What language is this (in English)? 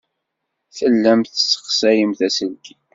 Kabyle